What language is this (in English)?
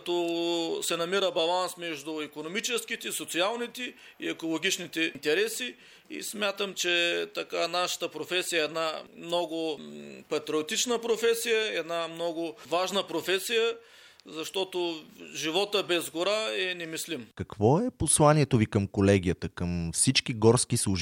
Bulgarian